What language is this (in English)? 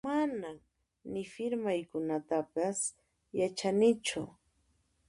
Puno Quechua